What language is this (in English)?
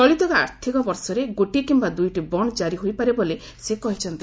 Odia